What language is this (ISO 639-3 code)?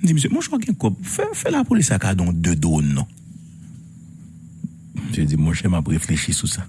fra